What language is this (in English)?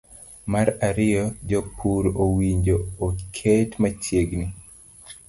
Luo (Kenya and Tanzania)